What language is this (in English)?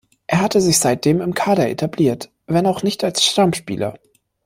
German